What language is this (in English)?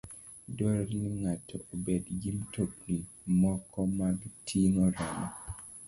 Luo (Kenya and Tanzania)